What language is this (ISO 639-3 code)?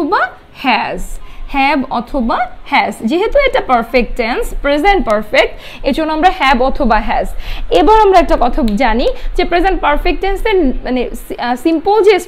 hin